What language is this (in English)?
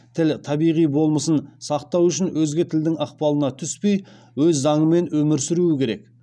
Kazakh